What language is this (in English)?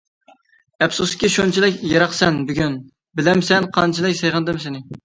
Uyghur